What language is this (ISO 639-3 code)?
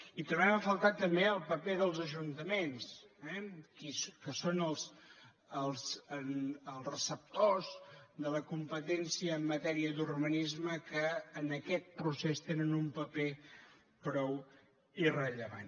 cat